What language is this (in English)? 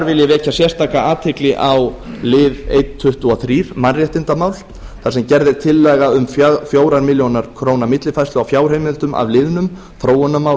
Icelandic